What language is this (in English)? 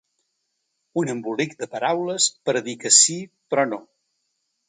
Catalan